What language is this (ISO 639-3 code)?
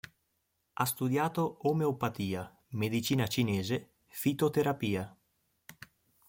ita